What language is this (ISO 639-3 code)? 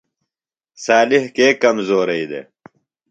phl